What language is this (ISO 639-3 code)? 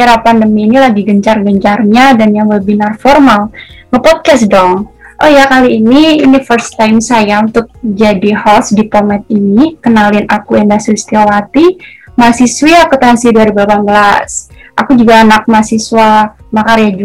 ind